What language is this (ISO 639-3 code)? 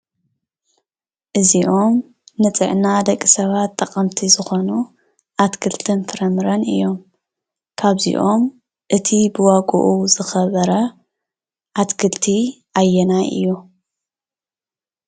tir